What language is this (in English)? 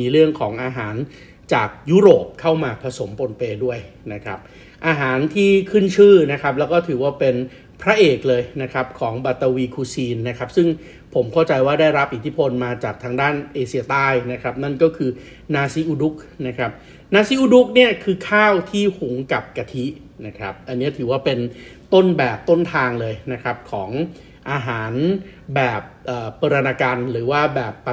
Thai